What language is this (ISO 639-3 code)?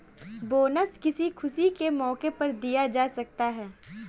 hin